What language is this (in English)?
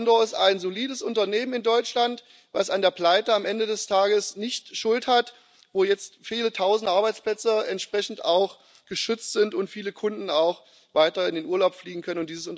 German